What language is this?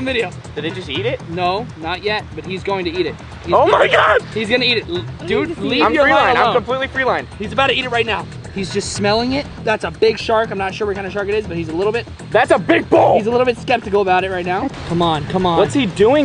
English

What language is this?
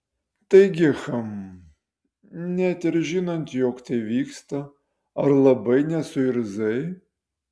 Lithuanian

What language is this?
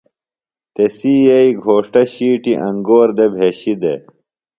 Phalura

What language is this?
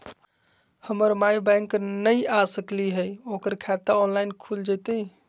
Magahi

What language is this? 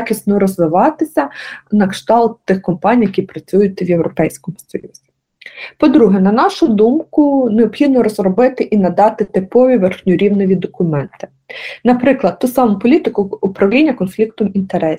Ukrainian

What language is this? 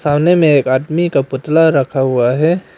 Hindi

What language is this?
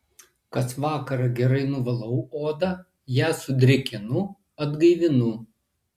Lithuanian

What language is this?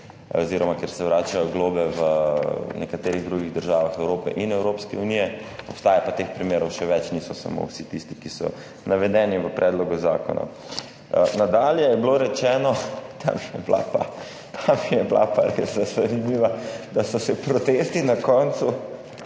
Slovenian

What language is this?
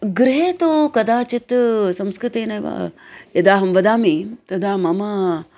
Sanskrit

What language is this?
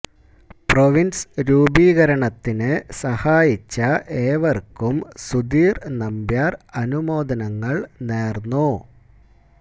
Malayalam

